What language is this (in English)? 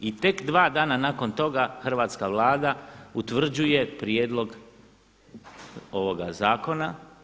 Croatian